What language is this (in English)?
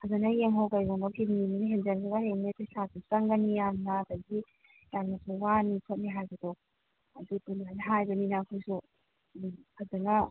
Manipuri